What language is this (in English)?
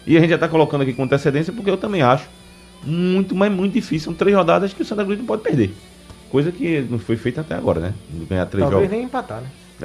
Portuguese